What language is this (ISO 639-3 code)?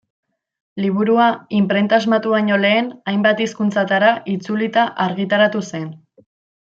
eus